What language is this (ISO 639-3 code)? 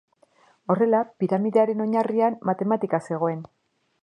eus